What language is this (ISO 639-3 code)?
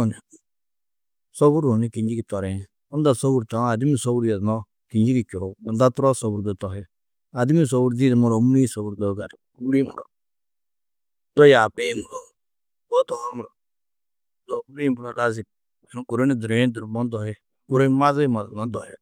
tuq